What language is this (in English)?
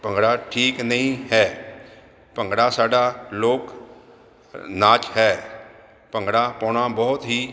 Punjabi